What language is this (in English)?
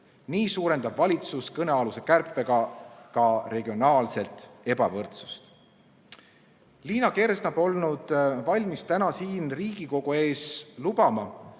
Estonian